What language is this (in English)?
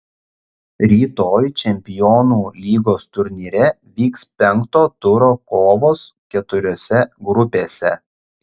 Lithuanian